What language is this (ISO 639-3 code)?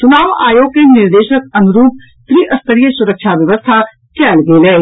mai